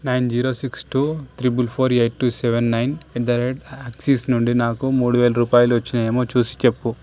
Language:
Telugu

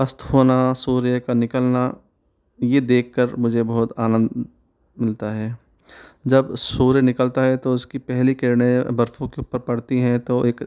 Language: Hindi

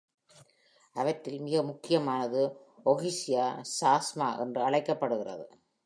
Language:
Tamil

